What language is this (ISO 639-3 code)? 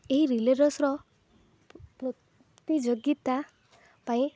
ori